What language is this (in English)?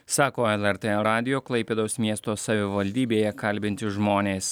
Lithuanian